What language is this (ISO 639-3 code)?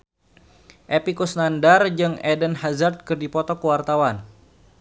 sun